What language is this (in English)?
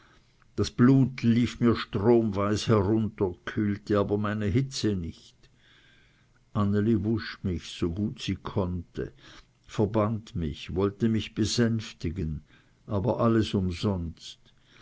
German